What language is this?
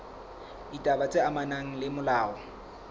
Southern Sotho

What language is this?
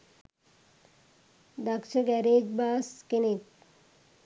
Sinhala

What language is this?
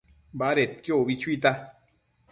Matsés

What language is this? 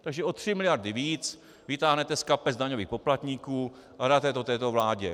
Czech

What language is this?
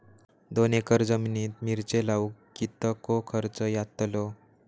Marathi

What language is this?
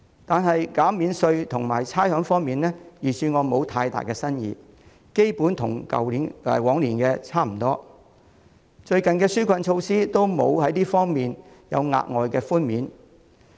Cantonese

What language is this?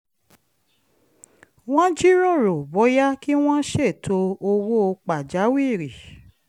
Yoruba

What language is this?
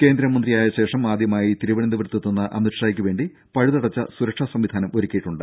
Malayalam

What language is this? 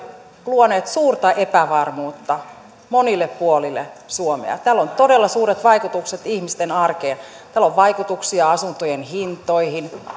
Finnish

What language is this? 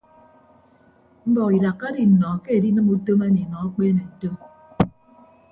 Ibibio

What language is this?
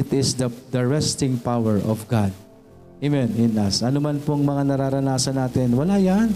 Filipino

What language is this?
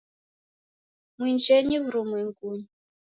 Taita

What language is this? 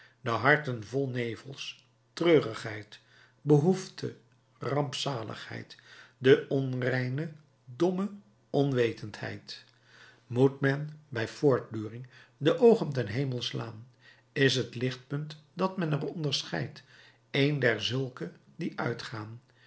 Dutch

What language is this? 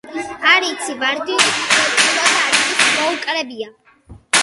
Georgian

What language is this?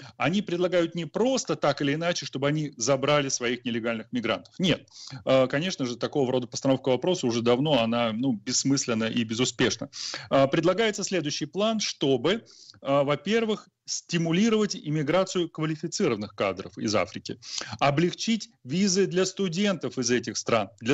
Russian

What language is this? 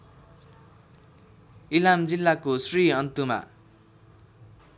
Nepali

